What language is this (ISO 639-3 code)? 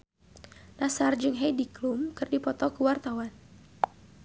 sun